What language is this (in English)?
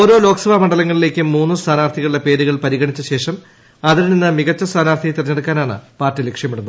Malayalam